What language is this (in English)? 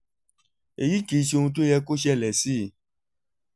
Yoruba